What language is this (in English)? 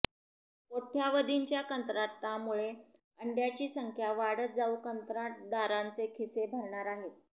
Marathi